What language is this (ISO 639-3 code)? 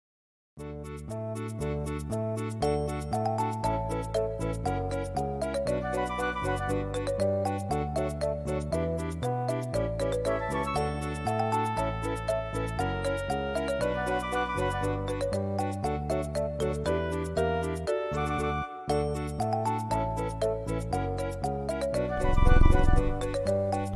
jpn